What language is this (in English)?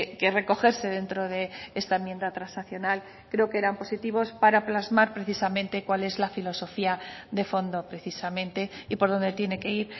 Spanish